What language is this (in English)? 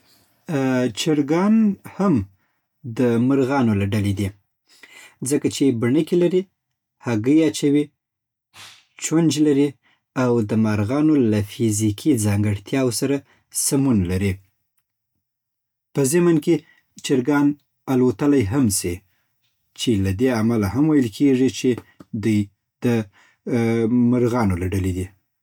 Southern Pashto